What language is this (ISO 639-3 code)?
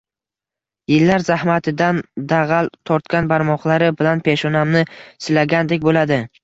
uzb